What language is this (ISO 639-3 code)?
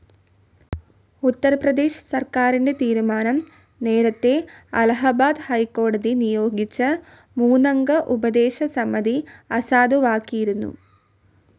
mal